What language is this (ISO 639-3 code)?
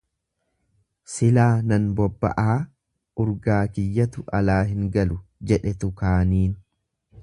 orm